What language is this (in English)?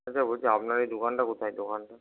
Bangla